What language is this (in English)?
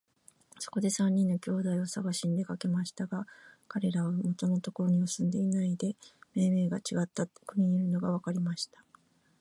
Japanese